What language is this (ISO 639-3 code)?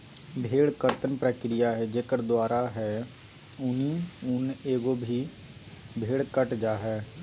mag